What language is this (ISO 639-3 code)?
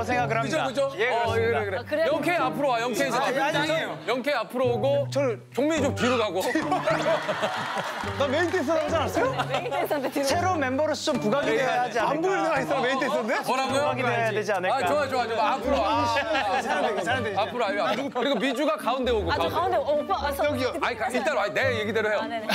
kor